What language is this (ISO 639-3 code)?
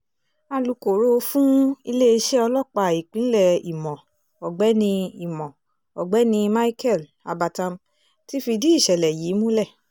yor